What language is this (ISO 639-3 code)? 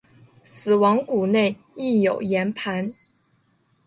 zho